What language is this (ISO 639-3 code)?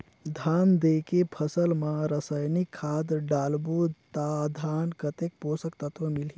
hne